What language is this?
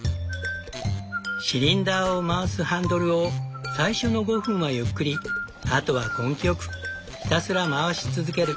Japanese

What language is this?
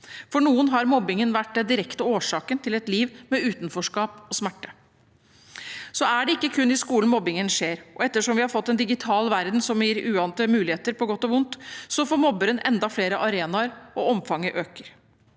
Norwegian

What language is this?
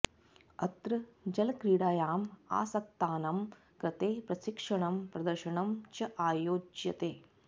Sanskrit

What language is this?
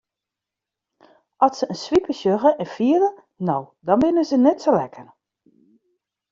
Western Frisian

